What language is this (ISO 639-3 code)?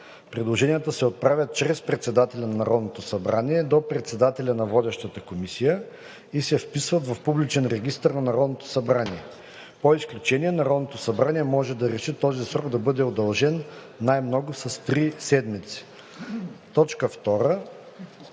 bul